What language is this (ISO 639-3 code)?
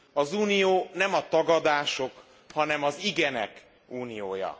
hun